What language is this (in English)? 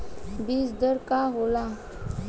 Bhojpuri